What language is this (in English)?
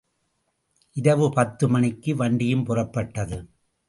Tamil